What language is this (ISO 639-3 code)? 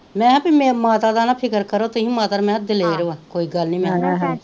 pan